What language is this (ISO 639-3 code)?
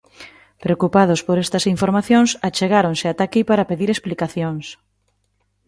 glg